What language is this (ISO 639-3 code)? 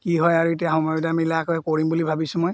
asm